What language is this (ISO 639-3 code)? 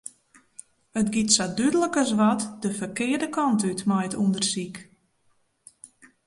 fry